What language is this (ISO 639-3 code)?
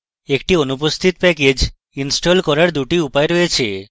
ben